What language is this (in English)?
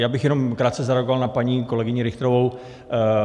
Czech